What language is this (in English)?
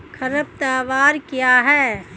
Hindi